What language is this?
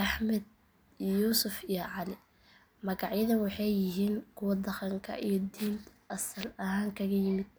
Somali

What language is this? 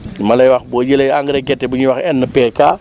Wolof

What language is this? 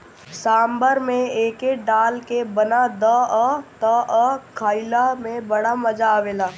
Bhojpuri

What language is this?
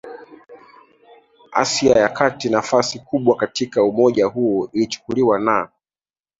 Swahili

